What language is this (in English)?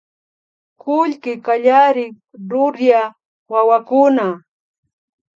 Imbabura Highland Quichua